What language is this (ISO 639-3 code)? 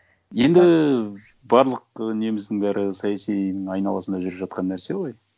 kaz